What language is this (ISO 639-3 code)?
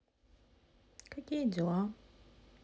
rus